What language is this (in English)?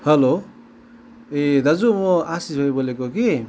Nepali